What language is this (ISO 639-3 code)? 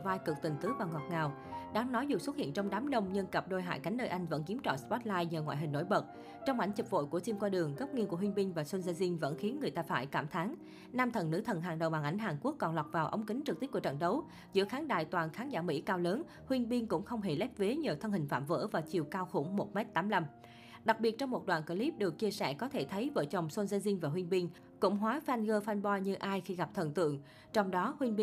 vie